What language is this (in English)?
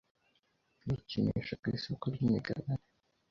Kinyarwanda